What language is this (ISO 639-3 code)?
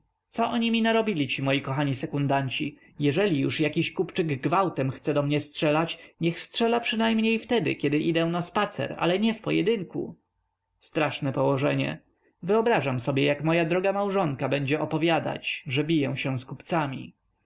pol